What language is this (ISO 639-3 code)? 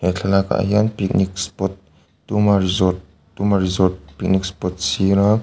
lus